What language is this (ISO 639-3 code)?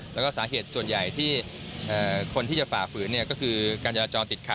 tha